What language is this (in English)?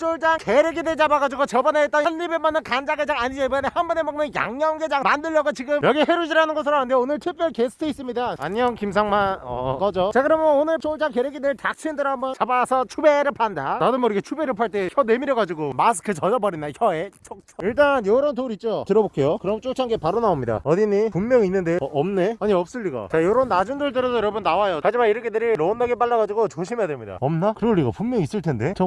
Korean